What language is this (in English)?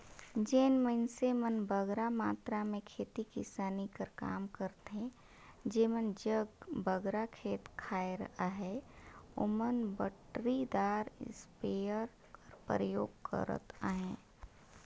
Chhattisgarhi